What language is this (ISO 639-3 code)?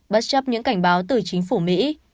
vie